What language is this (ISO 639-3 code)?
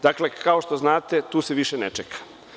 srp